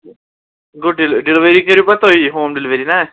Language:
Kashmiri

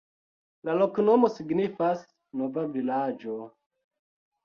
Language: Esperanto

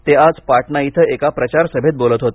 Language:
Marathi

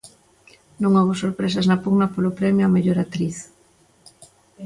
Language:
Galician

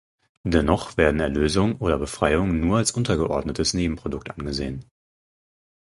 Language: German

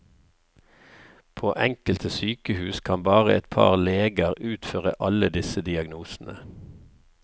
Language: Norwegian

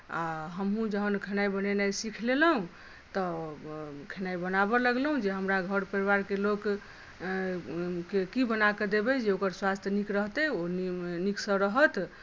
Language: Maithili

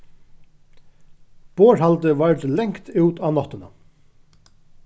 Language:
Faroese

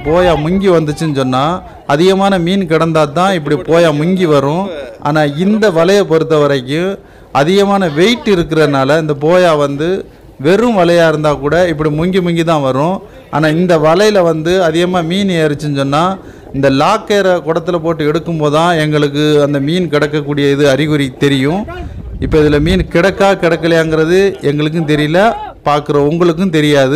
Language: Indonesian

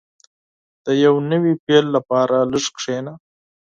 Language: Pashto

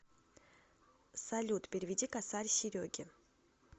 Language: Russian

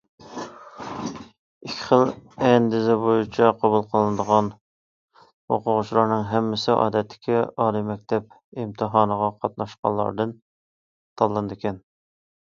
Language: Uyghur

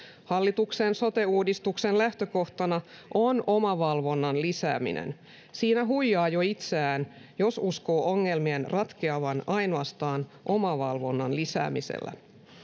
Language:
Finnish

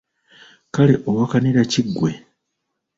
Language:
Ganda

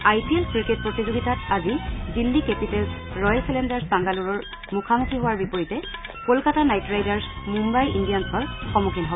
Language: Assamese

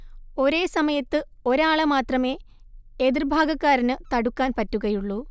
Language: Malayalam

